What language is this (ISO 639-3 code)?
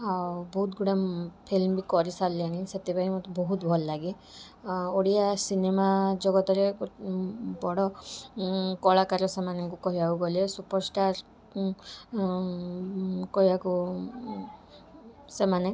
ori